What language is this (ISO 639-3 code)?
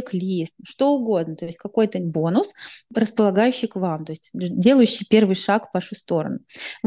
rus